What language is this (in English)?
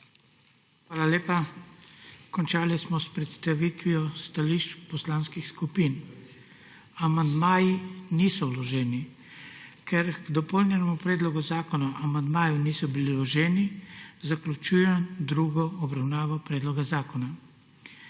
Slovenian